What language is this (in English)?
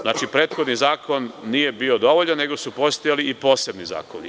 Serbian